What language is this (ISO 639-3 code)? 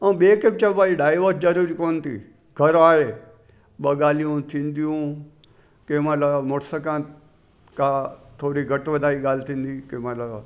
snd